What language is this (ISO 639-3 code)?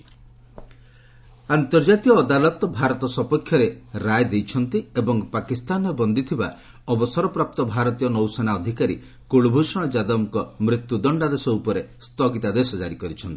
ori